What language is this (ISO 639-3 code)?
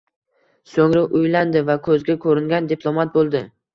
uzb